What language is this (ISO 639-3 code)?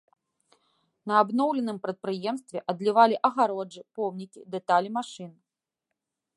bel